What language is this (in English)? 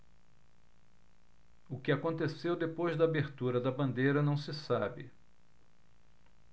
Portuguese